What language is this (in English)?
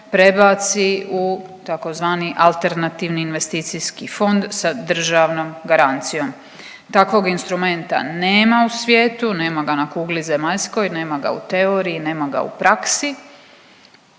Croatian